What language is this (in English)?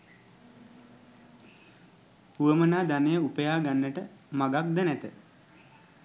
Sinhala